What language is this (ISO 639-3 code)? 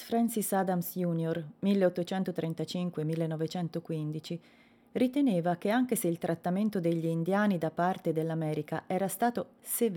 ita